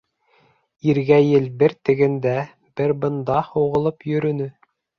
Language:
Bashkir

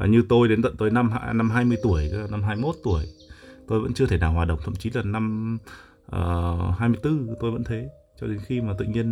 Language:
Vietnamese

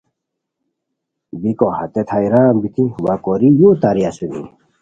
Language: Khowar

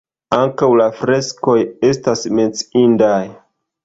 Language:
Esperanto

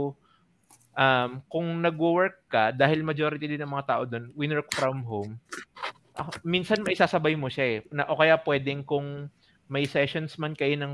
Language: Filipino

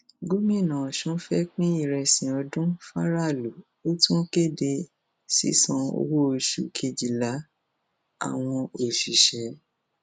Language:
Yoruba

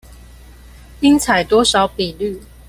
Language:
Chinese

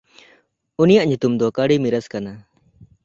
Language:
Santali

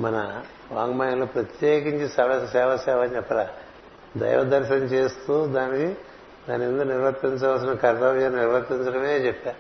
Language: Telugu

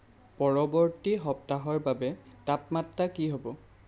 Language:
Assamese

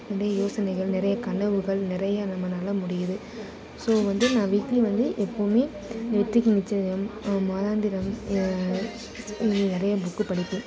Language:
Tamil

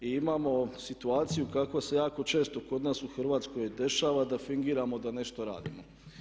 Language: Croatian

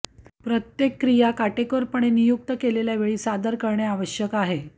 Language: Marathi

